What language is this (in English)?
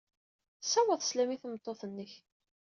Kabyle